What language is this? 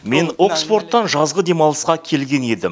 Kazakh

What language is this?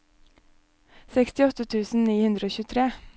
Norwegian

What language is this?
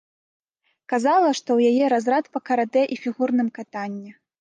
Belarusian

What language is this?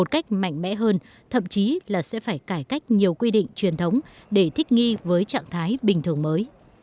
Vietnamese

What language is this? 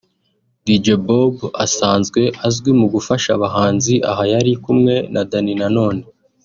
Kinyarwanda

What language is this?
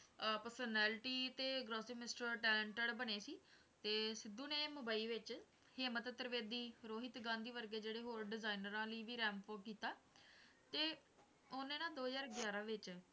Punjabi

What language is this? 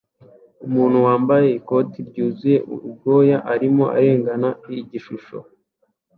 Kinyarwanda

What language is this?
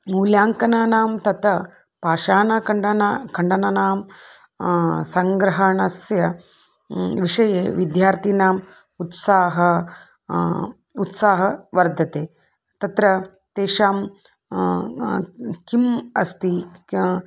Sanskrit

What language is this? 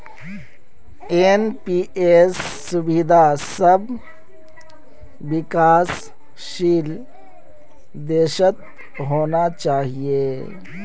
Magahi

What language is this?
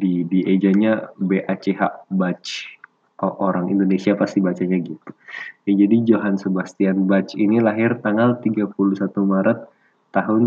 Indonesian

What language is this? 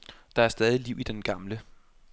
Danish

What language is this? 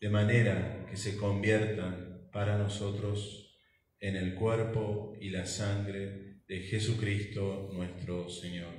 Spanish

